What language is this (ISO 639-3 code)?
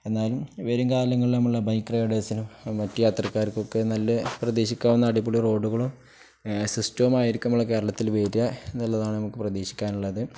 mal